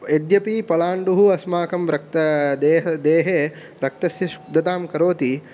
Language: Sanskrit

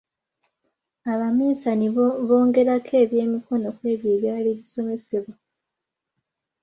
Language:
Ganda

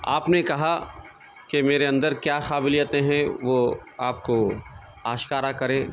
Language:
Urdu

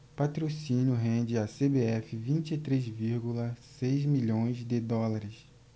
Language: Portuguese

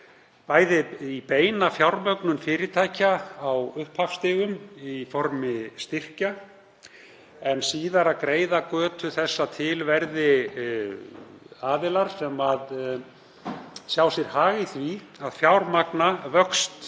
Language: Icelandic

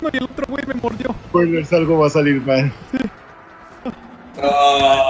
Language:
Spanish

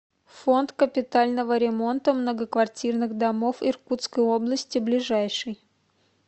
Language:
Russian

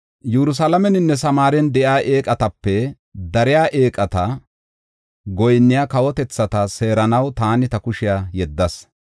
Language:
Gofa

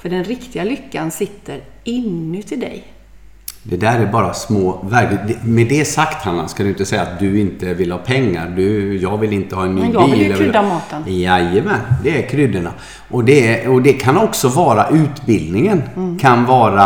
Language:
Swedish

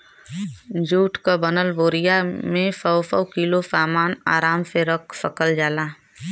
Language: Bhojpuri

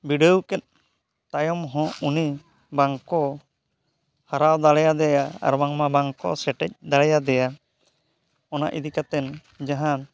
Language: Santali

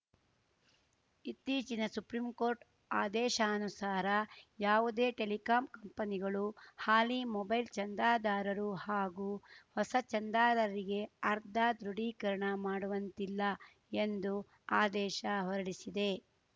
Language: Kannada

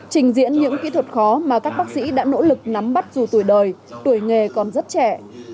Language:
Vietnamese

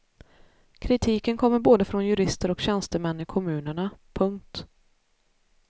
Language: Swedish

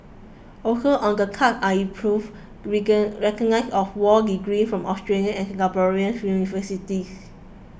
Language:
English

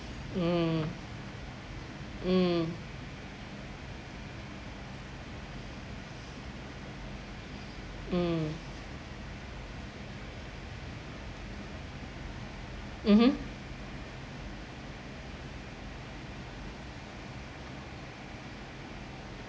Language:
English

